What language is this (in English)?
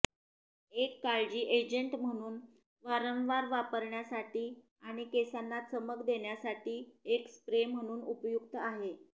Marathi